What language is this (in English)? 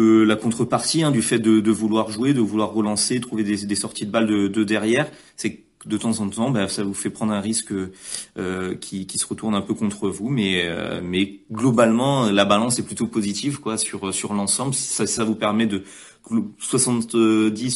French